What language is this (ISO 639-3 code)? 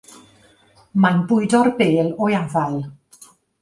cym